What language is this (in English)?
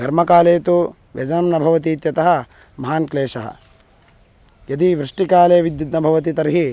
Sanskrit